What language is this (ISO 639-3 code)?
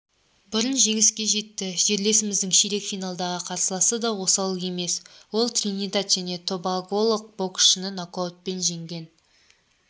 kaz